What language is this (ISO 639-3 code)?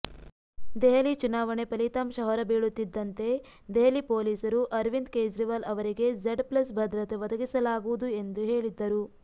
kan